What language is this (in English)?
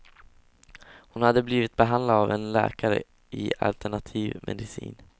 Swedish